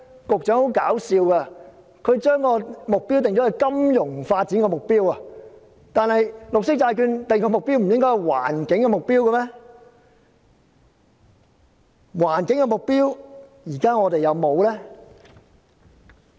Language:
Cantonese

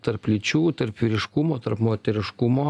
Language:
Lithuanian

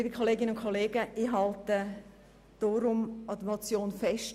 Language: Swiss German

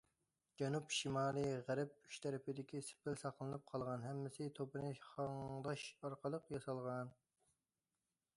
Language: Uyghur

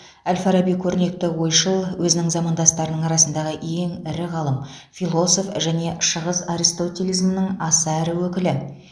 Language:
Kazakh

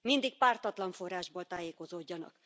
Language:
Hungarian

